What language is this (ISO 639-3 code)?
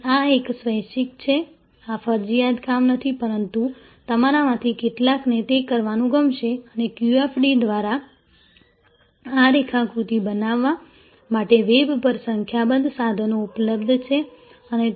guj